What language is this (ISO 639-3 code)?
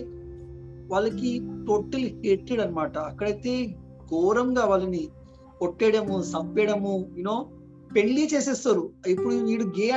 tel